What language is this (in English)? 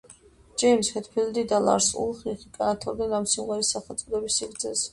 Georgian